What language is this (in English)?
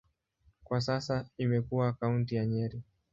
Swahili